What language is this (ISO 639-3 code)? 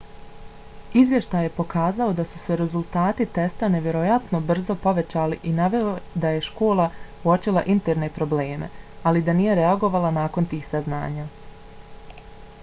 bos